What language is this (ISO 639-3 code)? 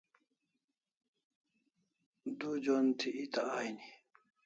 kls